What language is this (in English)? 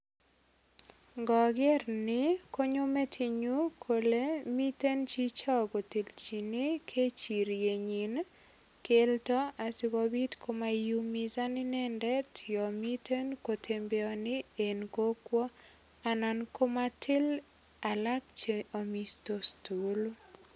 Kalenjin